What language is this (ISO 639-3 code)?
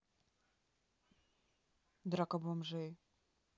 rus